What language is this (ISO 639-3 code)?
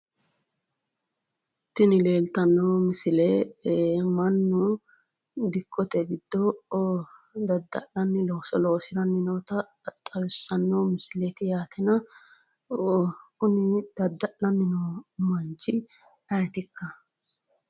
sid